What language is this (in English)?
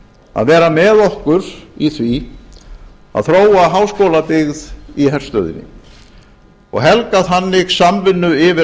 Icelandic